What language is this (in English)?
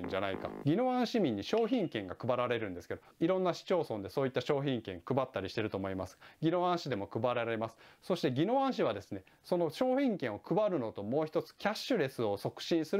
Japanese